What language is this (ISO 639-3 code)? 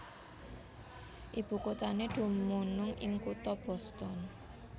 jav